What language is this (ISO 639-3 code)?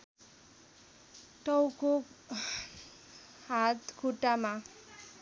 nep